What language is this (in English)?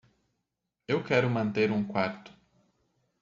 Portuguese